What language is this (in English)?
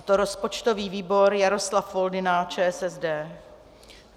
Czech